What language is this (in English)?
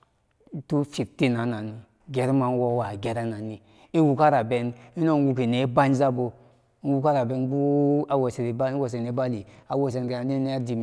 Samba Daka